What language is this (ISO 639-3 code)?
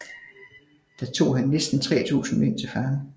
dan